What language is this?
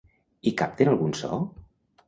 Catalan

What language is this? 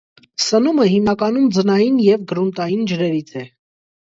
Armenian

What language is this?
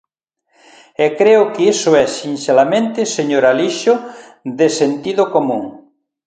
Galician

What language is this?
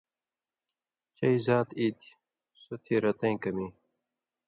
Indus Kohistani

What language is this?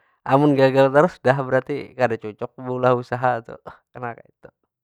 Banjar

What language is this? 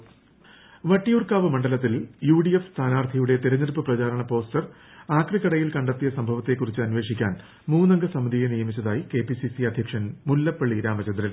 Malayalam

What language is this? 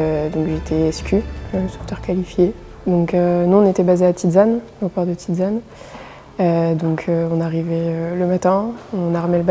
French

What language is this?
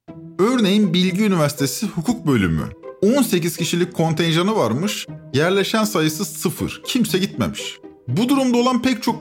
Turkish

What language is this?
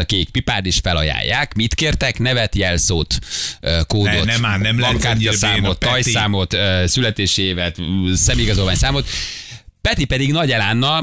Hungarian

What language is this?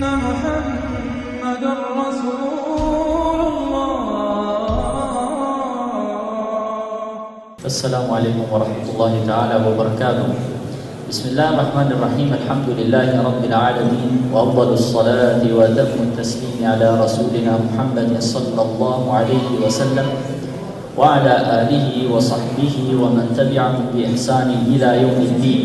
Arabic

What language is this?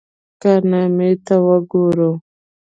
Pashto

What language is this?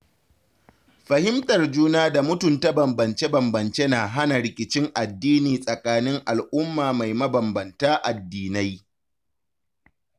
Hausa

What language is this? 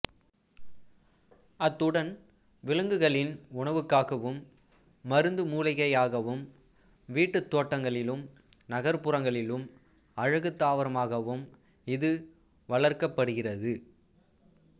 Tamil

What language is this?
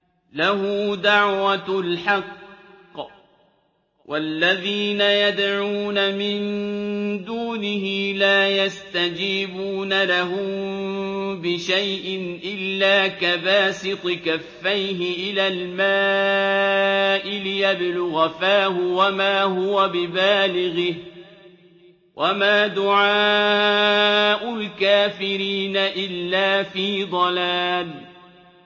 Arabic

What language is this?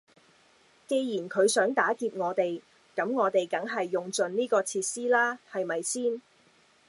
Cantonese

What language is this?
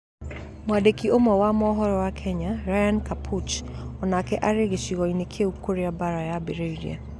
Kikuyu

